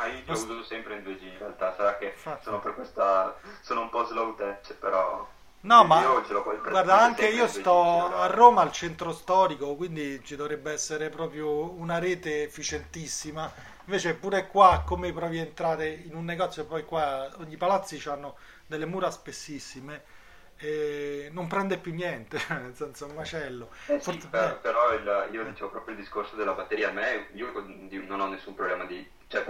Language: Italian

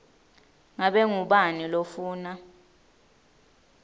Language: Swati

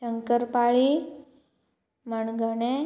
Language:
Konkani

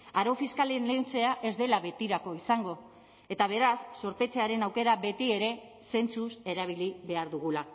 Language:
Basque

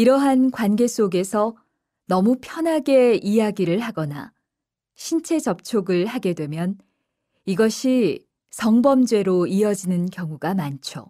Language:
Korean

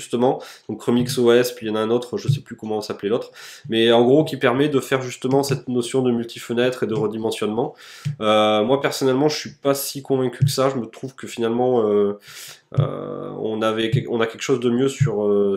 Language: French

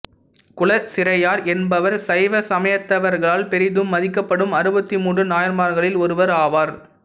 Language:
Tamil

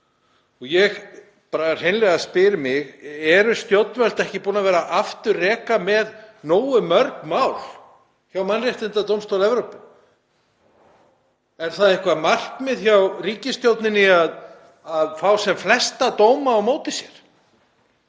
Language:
Icelandic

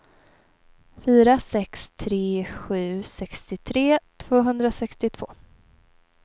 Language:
Swedish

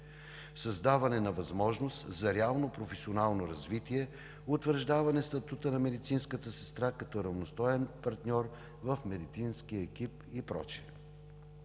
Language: Bulgarian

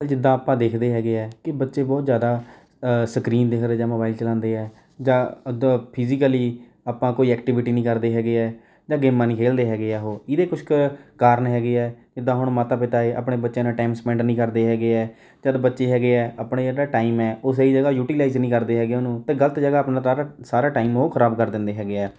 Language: Punjabi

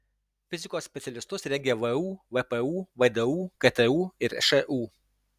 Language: Lithuanian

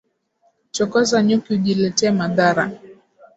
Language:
Swahili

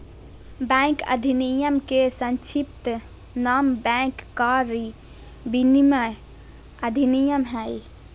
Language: Magahi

